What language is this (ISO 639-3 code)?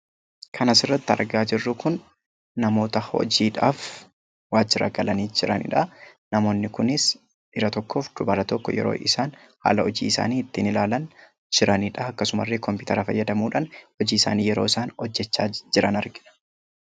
orm